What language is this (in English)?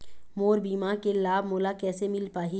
Chhattisgarhi